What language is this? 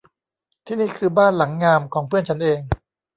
Thai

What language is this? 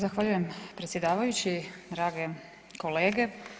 Croatian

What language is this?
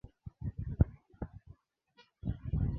Swahili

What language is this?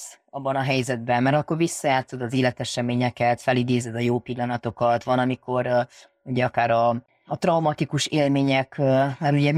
Hungarian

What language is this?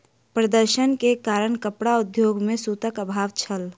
Maithili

